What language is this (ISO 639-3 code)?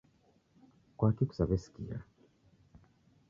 dav